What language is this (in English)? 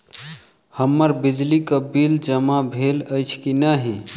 Maithili